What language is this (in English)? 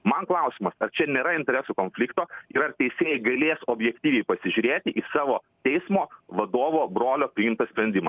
Lithuanian